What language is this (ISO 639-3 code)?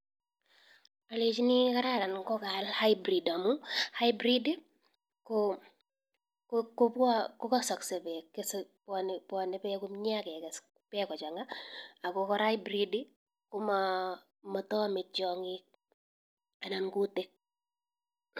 kln